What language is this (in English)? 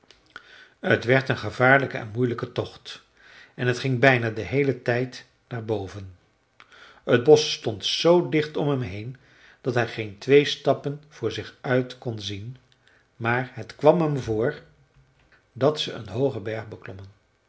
Dutch